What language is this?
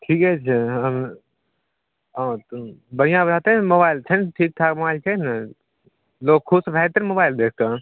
Maithili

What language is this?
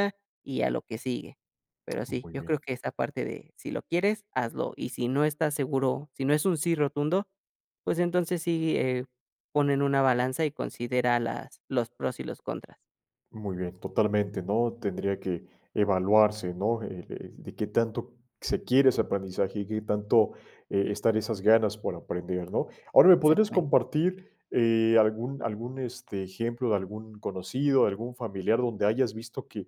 Spanish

